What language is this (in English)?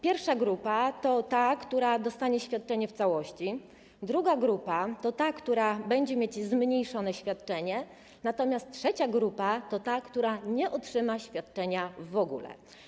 Polish